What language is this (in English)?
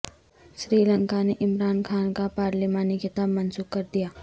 Urdu